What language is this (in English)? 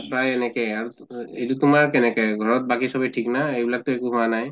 Assamese